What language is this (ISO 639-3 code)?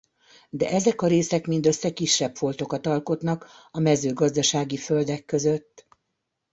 hun